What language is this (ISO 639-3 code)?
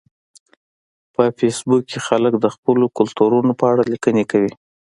pus